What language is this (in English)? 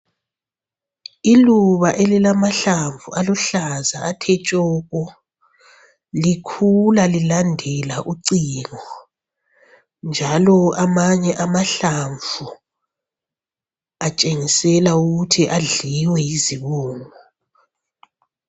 North Ndebele